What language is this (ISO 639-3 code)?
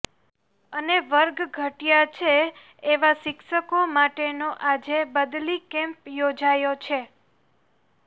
guj